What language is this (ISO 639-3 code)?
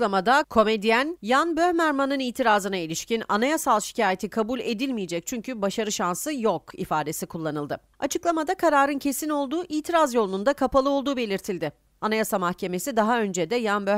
tur